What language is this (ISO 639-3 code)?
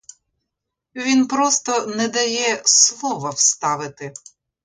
ukr